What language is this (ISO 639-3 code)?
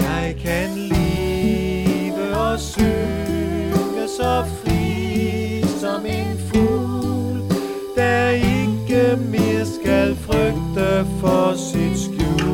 dan